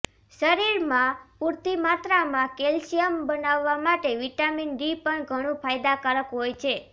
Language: Gujarati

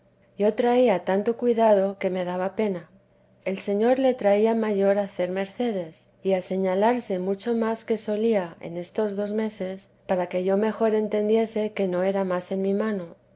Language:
Spanish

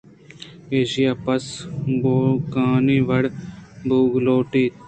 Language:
Eastern Balochi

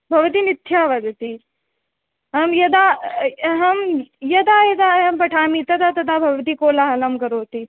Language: Sanskrit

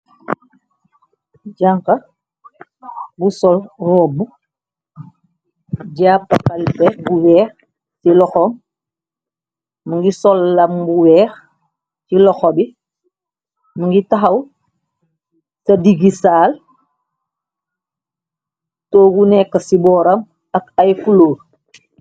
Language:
Wolof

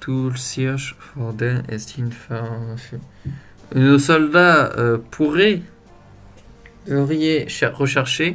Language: French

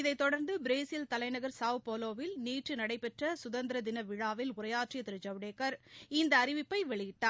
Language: Tamil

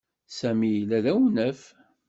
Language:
Kabyle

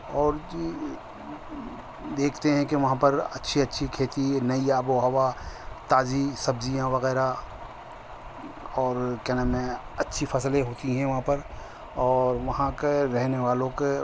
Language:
Urdu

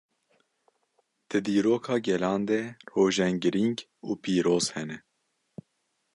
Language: Kurdish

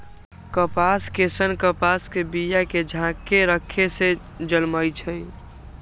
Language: Magahi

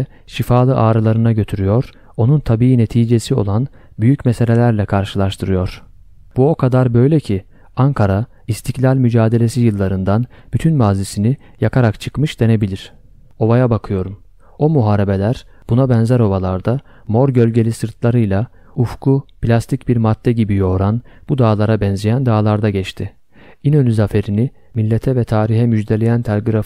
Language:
Turkish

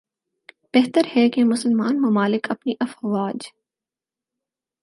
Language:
Urdu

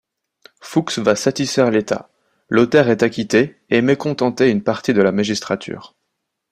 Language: French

